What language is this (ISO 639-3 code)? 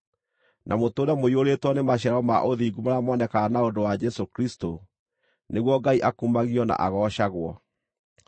kik